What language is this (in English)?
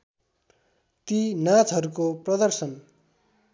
Nepali